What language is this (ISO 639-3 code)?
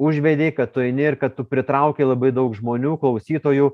lit